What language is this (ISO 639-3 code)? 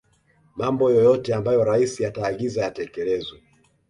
swa